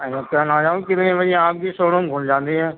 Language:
Urdu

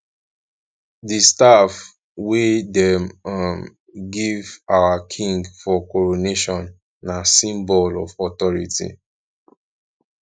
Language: Nigerian Pidgin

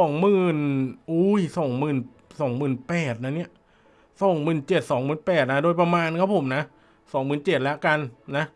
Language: Thai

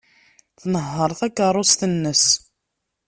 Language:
Kabyle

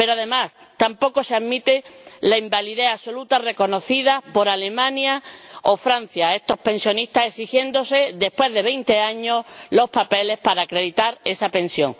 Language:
Spanish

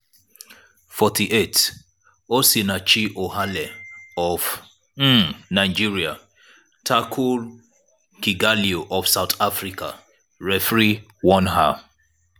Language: Nigerian Pidgin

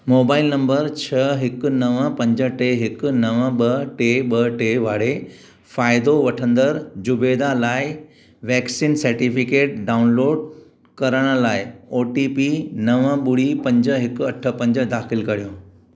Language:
Sindhi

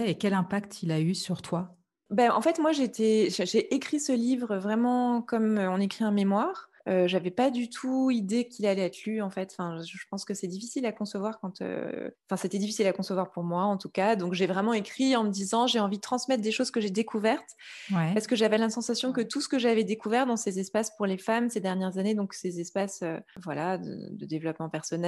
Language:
French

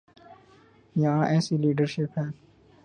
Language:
Urdu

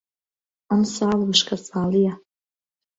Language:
Central Kurdish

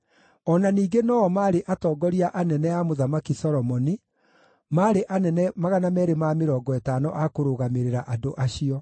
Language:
Kikuyu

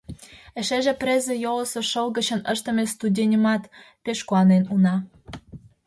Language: Mari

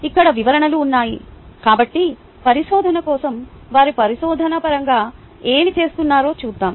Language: Telugu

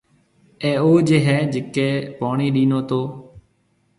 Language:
Marwari (Pakistan)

